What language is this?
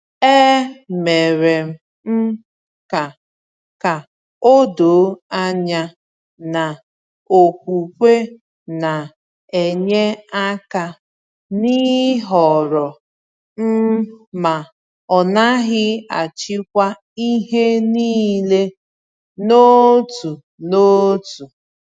Igbo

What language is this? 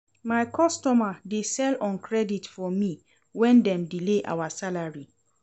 Nigerian Pidgin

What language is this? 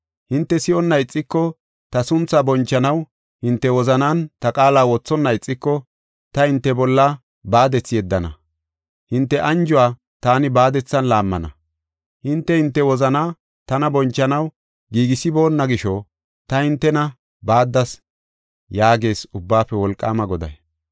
Gofa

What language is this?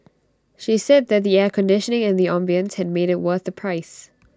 English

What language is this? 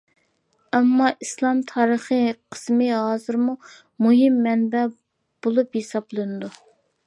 Uyghur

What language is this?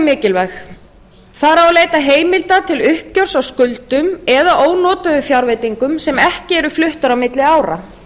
Icelandic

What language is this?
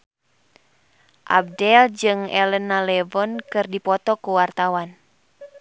Sundanese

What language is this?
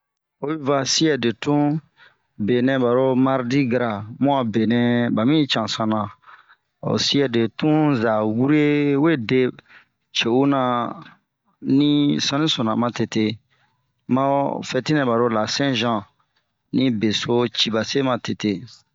Bomu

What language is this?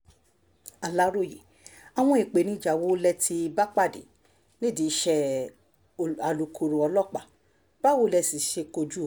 Yoruba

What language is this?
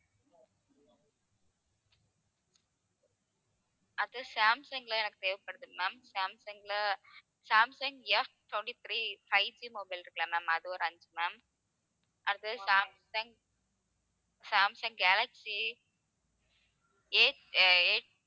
Tamil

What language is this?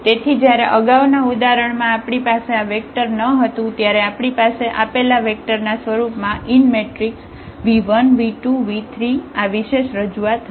Gujarati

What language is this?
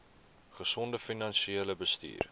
Afrikaans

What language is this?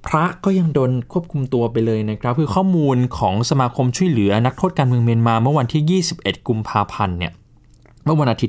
Thai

